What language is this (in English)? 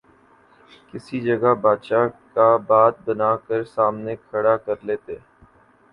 Urdu